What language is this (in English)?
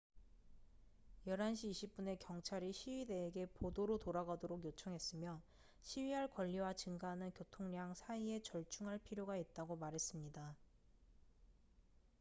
Korean